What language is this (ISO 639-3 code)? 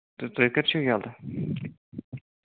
kas